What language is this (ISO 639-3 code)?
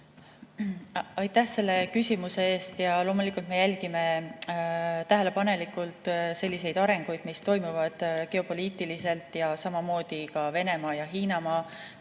est